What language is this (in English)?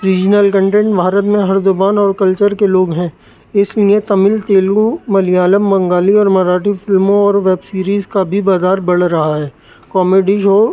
Urdu